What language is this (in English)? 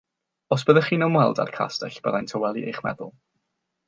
Welsh